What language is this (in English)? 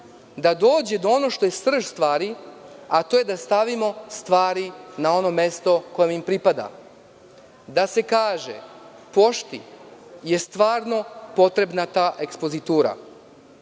Serbian